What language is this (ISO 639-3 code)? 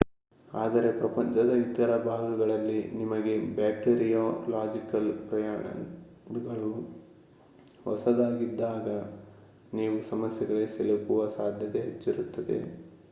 kan